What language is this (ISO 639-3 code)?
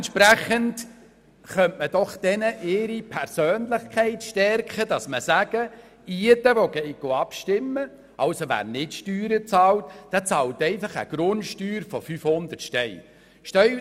gsw